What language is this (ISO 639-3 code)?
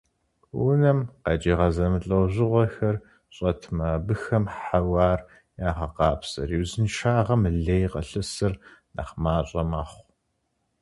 kbd